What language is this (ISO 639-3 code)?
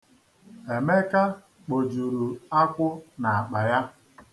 ibo